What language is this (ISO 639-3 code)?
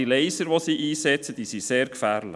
gsw